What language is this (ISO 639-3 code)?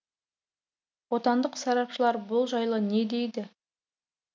kaz